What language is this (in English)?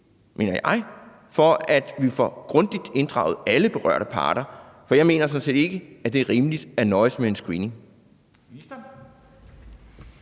Danish